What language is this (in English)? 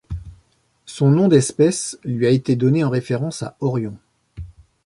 French